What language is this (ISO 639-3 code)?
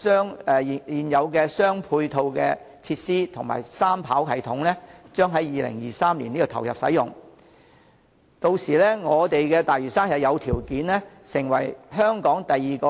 yue